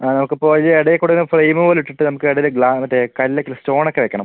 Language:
Malayalam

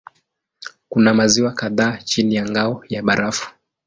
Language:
Swahili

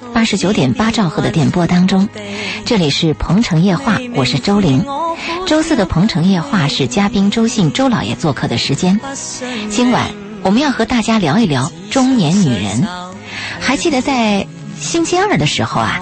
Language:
Chinese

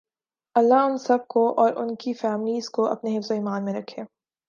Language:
Urdu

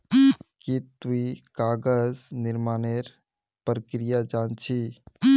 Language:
Magahi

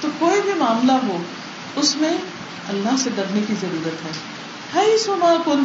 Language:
Urdu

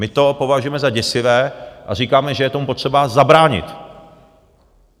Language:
Czech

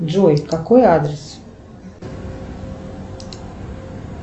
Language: Russian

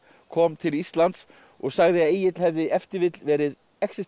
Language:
Icelandic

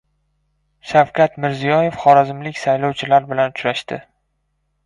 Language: Uzbek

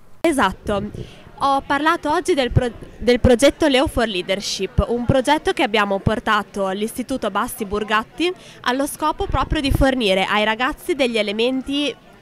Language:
Italian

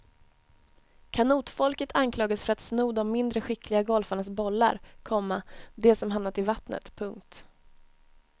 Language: Swedish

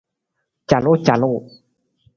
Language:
Nawdm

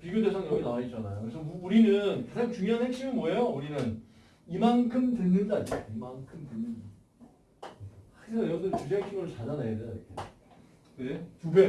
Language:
Korean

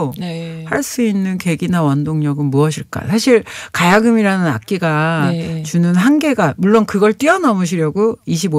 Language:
Korean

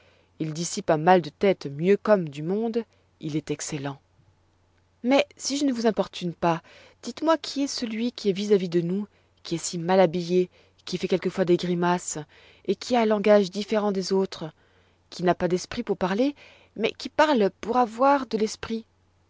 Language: French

